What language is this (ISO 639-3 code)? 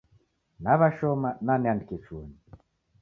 dav